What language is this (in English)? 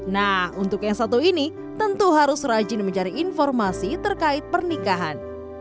Indonesian